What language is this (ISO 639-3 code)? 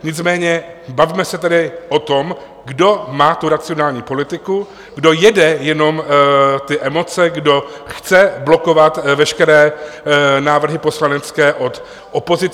ces